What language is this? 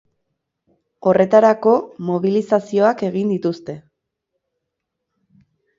Basque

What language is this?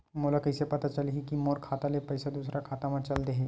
Chhattisgarhi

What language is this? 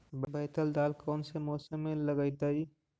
Magahi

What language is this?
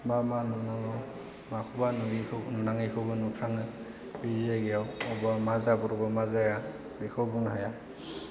Bodo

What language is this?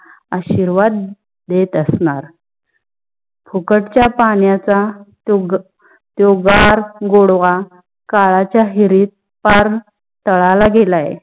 Marathi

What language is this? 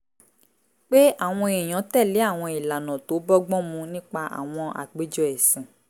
Yoruba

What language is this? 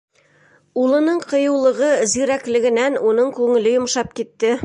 Bashkir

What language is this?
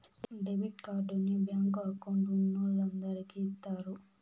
Telugu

